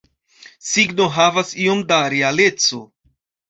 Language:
Esperanto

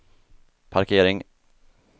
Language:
Swedish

